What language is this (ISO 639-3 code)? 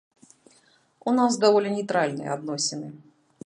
bel